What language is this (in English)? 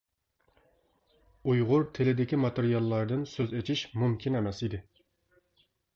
Uyghur